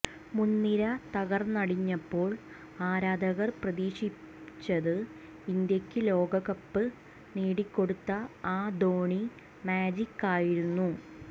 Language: Malayalam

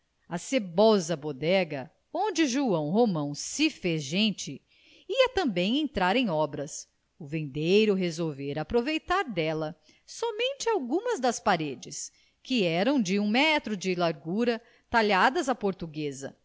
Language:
Portuguese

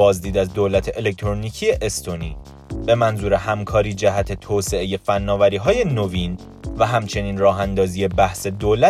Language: Persian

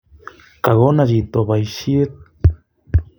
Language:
Kalenjin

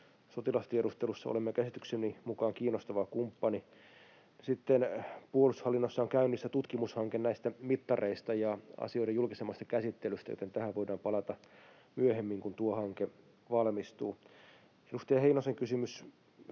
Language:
Finnish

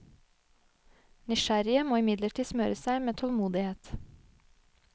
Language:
Norwegian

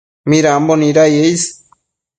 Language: Matsés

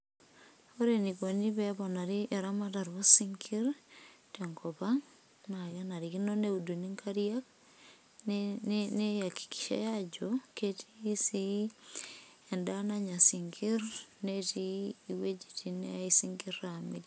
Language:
Masai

